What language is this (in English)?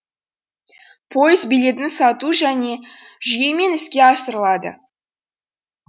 Kazakh